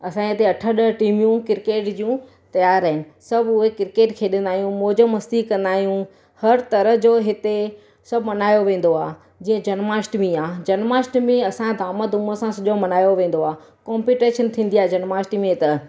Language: Sindhi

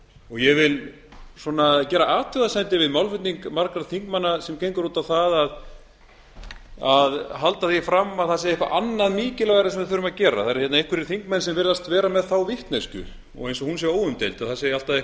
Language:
Icelandic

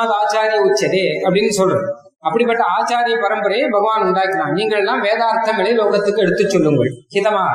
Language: Tamil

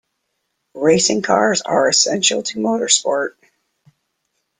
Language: English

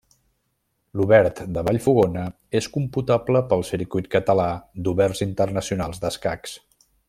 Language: Catalan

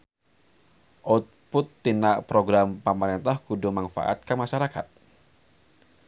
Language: Sundanese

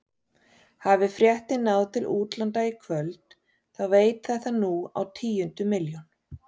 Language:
Icelandic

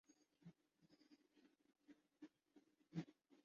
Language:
Urdu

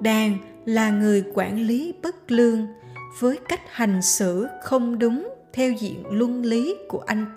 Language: Vietnamese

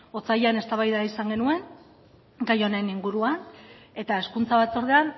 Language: Basque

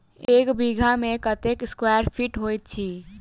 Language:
Maithili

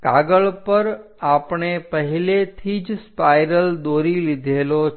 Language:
Gujarati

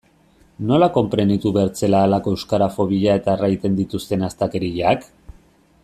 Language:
Basque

